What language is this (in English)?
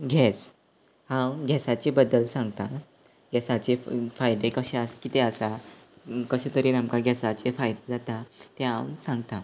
Konkani